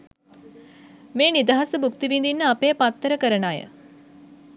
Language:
Sinhala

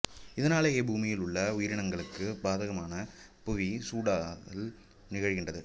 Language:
Tamil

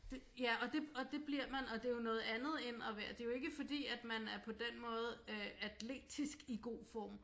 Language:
Danish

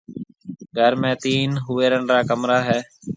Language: Marwari (Pakistan)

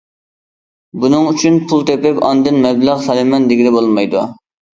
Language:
Uyghur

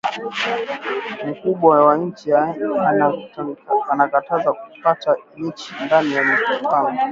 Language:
Swahili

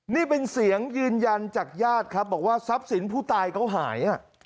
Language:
Thai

